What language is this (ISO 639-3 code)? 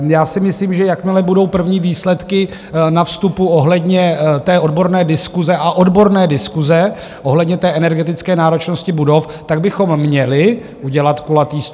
ces